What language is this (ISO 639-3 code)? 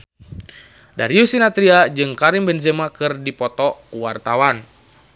sun